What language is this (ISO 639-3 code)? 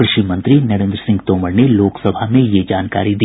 hin